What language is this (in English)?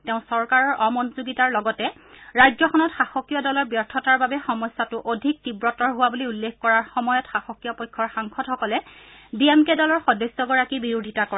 Assamese